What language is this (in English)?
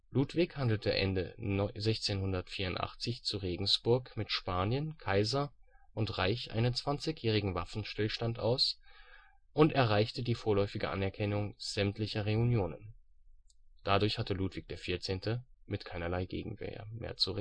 German